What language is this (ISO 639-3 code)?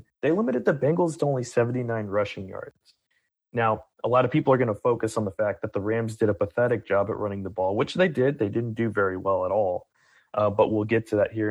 eng